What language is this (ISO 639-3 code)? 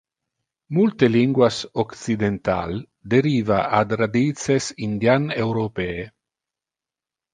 ina